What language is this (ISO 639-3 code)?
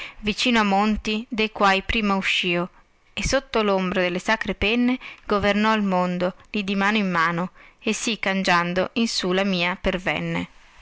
ita